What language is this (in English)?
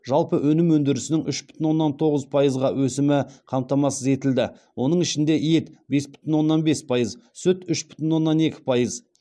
Kazakh